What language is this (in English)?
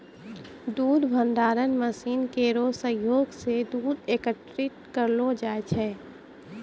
Maithili